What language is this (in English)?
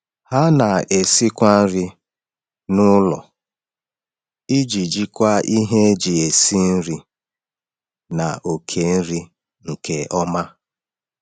Igbo